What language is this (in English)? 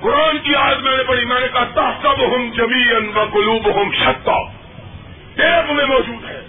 Urdu